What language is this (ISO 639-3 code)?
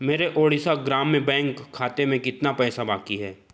hin